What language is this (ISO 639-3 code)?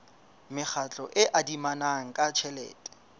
sot